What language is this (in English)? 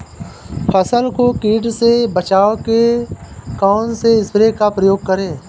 Hindi